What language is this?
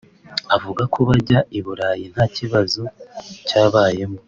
Kinyarwanda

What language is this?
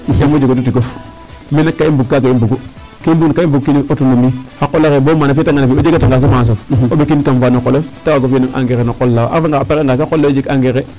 Serer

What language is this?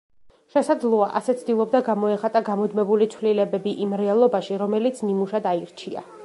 Georgian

